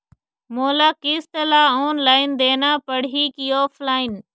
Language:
Chhattisgarhi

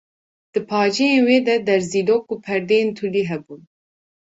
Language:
Kurdish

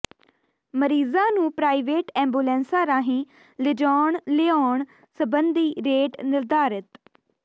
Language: Punjabi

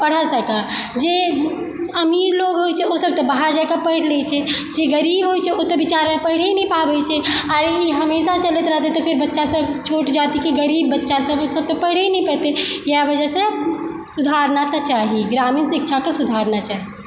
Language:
Maithili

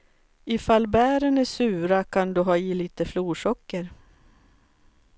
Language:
Swedish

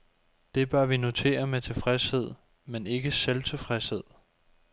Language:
Danish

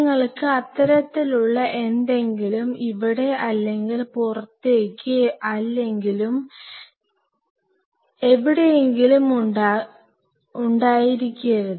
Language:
Malayalam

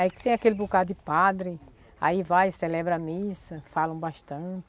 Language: Portuguese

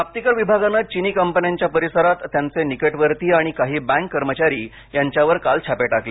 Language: Marathi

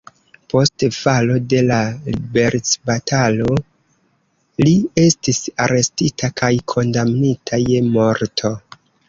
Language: Esperanto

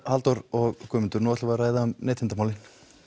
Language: Icelandic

